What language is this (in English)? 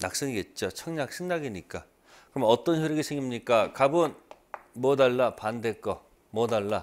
Korean